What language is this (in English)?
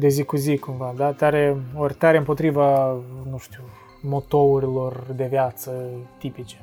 Romanian